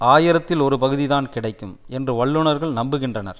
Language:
Tamil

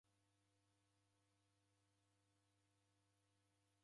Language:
Taita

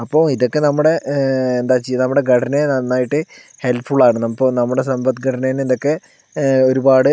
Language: Malayalam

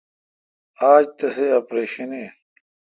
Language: Kalkoti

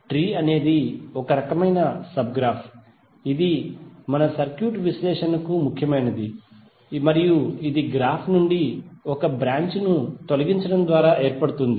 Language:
Telugu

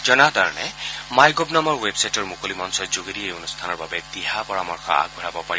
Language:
Assamese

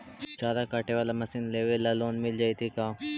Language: Magahi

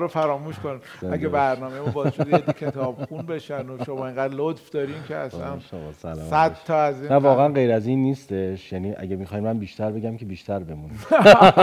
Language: Persian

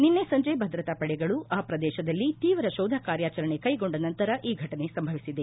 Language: Kannada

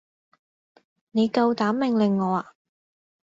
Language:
Cantonese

